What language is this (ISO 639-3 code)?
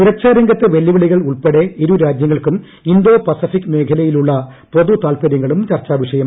mal